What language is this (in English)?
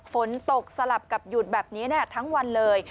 Thai